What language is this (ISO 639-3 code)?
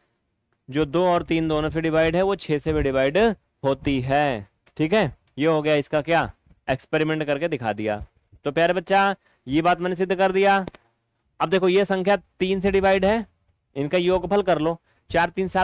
hin